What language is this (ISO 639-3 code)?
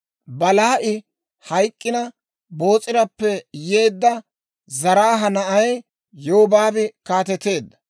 dwr